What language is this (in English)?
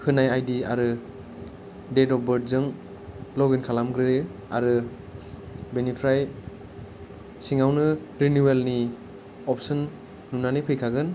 Bodo